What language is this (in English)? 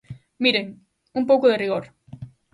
Galician